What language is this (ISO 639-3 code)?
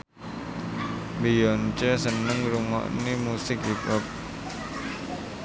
jav